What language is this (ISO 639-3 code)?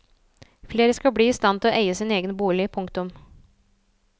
nor